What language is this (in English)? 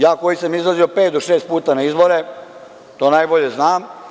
Serbian